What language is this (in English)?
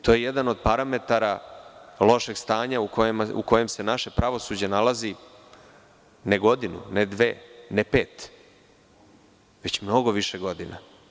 Serbian